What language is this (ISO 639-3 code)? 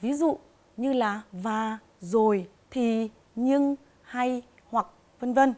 vie